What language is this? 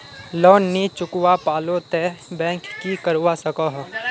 Magahi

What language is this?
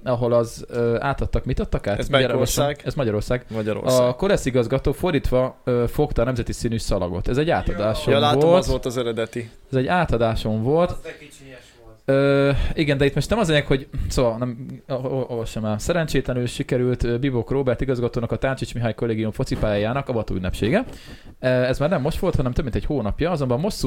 Hungarian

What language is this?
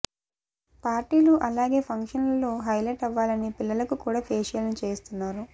Telugu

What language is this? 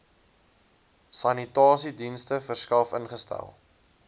Afrikaans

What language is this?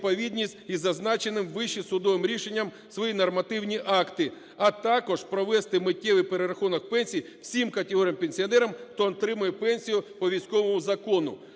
Ukrainian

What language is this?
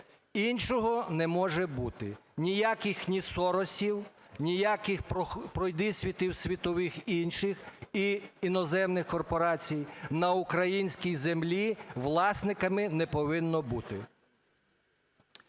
Ukrainian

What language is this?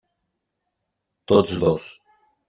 Catalan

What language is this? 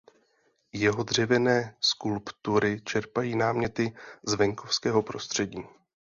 Czech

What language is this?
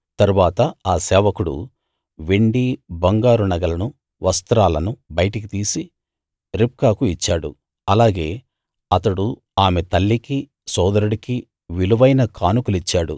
Telugu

